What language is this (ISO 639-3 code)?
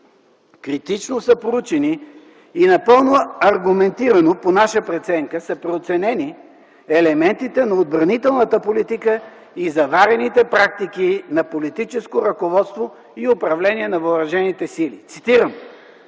bul